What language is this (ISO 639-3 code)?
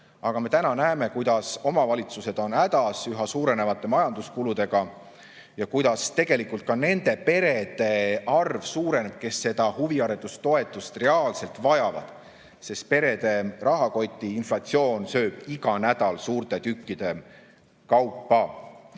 est